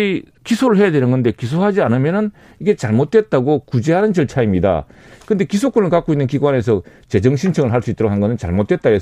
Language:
Korean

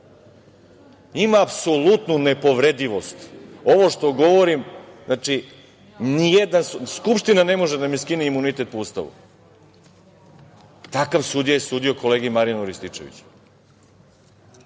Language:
Serbian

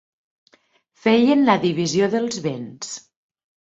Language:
Catalan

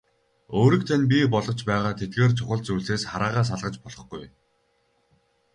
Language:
Mongolian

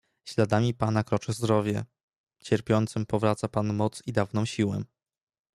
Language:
Polish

